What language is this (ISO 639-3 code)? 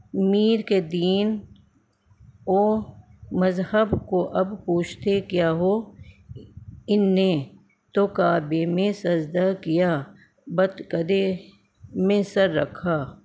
urd